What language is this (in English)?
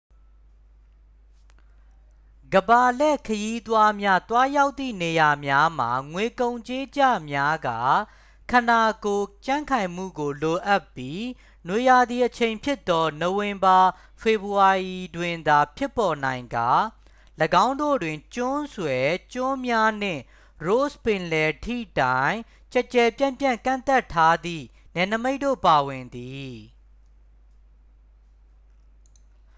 Burmese